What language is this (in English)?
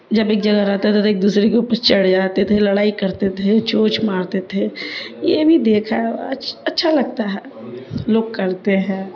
Urdu